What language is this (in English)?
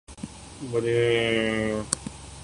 Urdu